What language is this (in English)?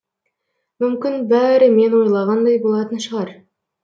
Kazakh